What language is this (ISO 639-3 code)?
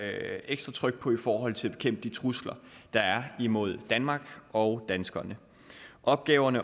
dan